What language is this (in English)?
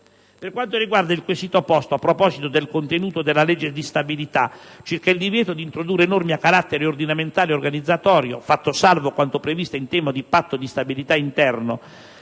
Italian